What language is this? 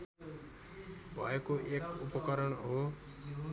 Nepali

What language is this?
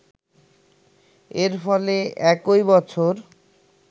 Bangla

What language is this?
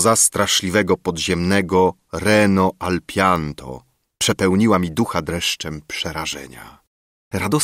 Polish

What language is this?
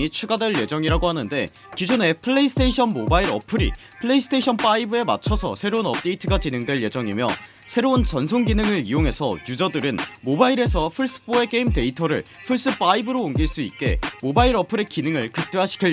Korean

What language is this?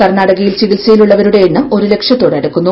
Malayalam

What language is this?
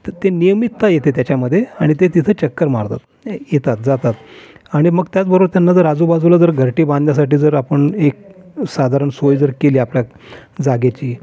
Marathi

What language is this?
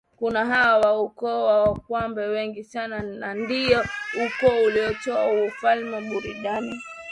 Swahili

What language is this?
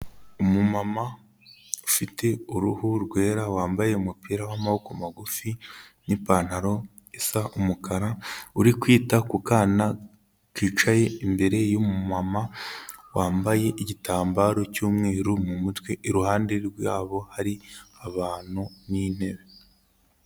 Kinyarwanda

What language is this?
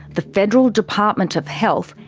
English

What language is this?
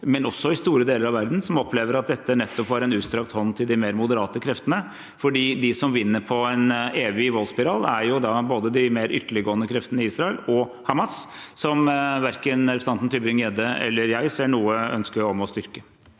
Norwegian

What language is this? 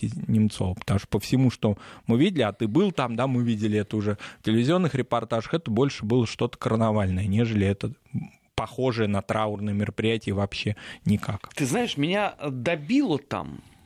Russian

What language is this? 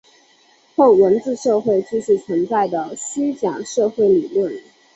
Chinese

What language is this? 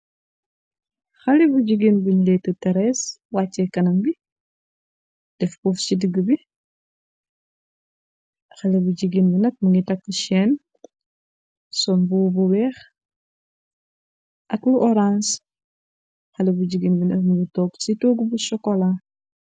Wolof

